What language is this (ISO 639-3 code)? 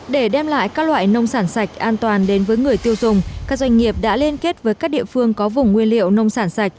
vie